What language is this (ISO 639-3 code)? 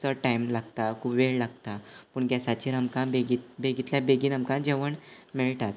kok